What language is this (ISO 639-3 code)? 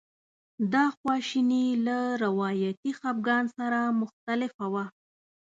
pus